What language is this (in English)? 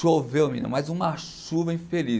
Portuguese